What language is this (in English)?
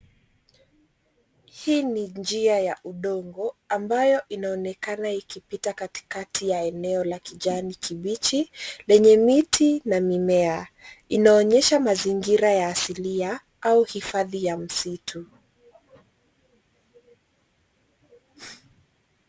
Swahili